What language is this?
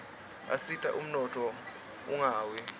Swati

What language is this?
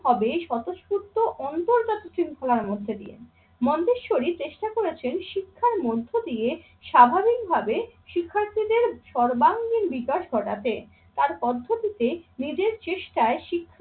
Bangla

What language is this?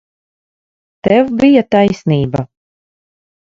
Latvian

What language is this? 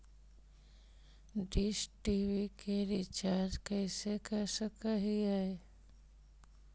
Magahi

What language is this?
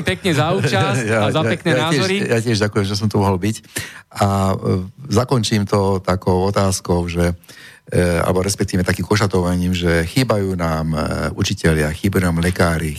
Slovak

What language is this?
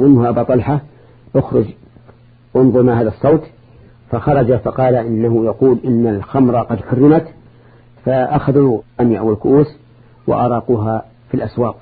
Arabic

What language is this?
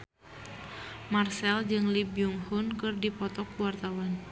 Sundanese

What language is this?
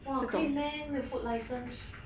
English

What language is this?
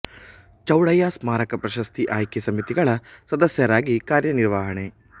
Kannada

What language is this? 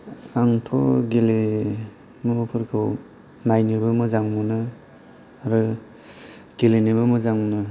Bodo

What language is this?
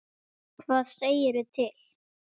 Icelandic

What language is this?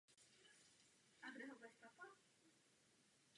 Czech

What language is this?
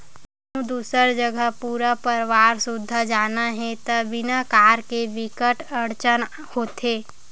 Chhattisgarhi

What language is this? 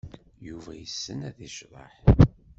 Kabyle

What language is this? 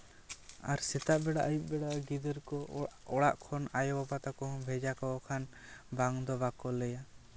Santali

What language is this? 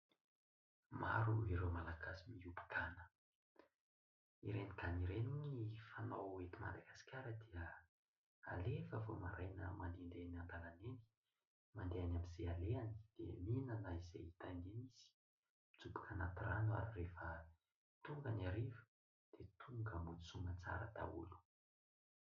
Malagasy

